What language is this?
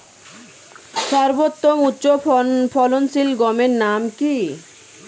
Bangla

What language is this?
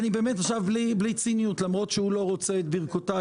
Hebrew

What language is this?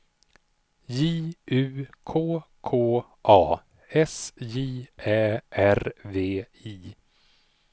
Swedish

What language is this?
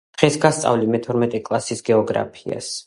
Georgian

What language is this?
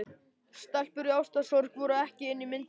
Icelandic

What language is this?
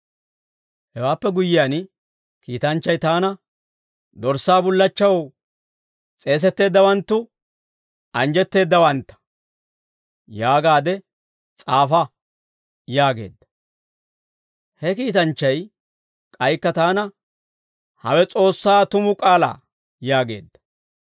Dawro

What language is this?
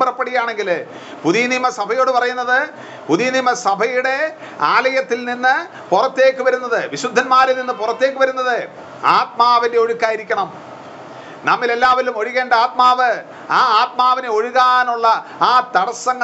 Malayalam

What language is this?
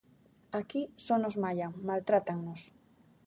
Galician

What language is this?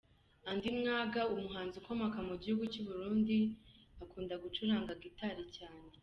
Kinyarwanda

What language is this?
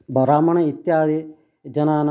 Sanskrit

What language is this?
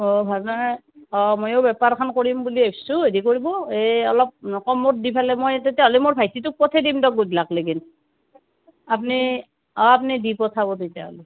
Assamese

